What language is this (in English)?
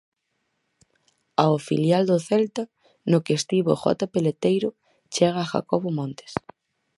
Galician